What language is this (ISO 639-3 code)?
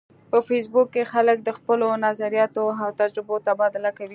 pus